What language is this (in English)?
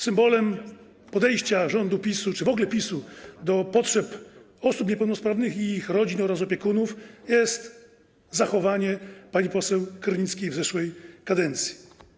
Polish